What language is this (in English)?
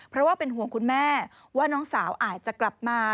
Thai